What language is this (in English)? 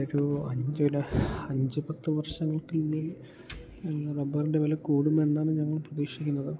Malayalam